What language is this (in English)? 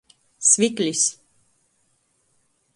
Latgalian